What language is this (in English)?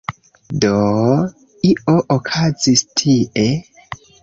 Esperanto